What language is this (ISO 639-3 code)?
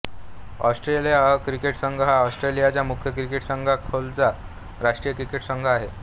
mar